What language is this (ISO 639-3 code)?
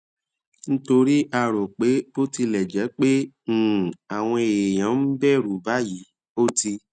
yor